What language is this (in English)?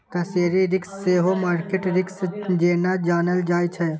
Maithili